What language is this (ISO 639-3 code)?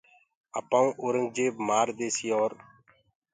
ggg